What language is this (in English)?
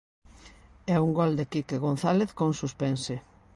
Galician